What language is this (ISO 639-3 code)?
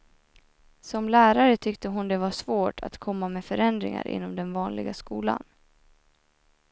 swe